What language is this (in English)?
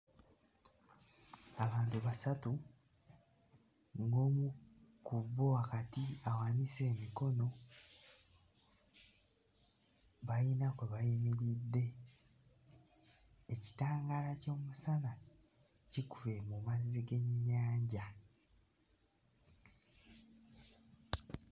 Ganda